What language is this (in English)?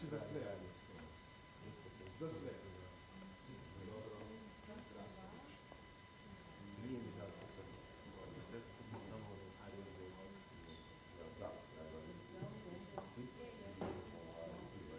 Croatian